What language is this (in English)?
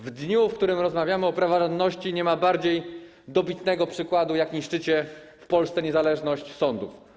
Polish